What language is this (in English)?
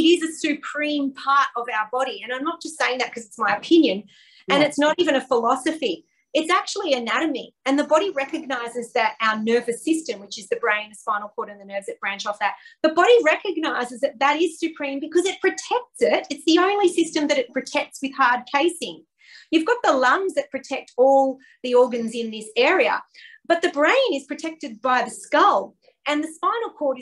English